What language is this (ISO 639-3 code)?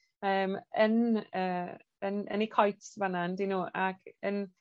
cym